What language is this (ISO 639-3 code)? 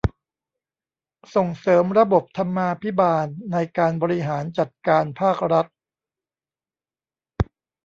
tha